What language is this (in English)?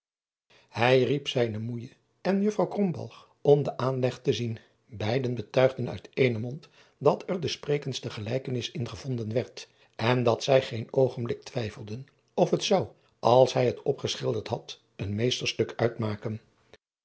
Dutch